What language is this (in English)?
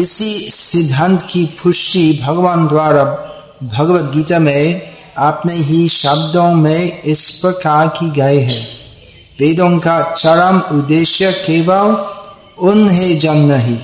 Hindi